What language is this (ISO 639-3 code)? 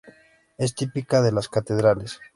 spa